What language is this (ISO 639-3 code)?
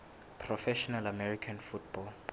sot